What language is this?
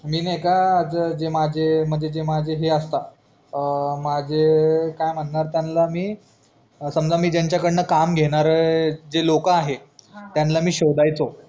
Marathi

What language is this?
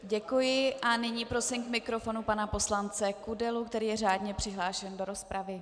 Czech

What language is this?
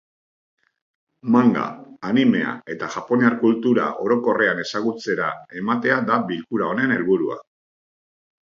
Basque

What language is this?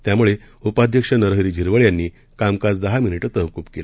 Marathi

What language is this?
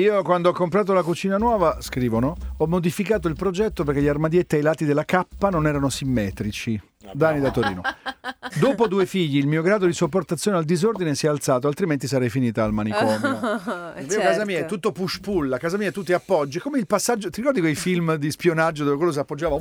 Italian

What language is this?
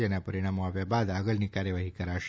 Gujarati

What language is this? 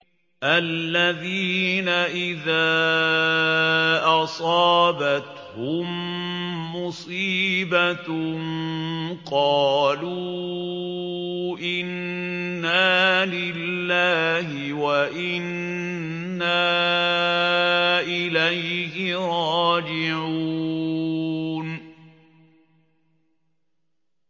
Arabic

